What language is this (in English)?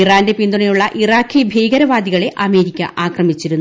Malayalam